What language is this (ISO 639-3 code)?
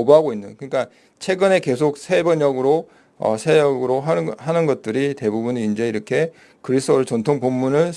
kor